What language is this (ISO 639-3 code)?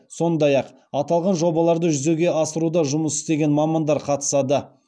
kaz